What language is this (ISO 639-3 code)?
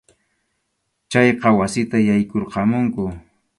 qxu